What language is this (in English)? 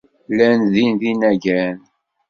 Kabyle